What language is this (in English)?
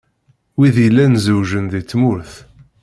Kabyle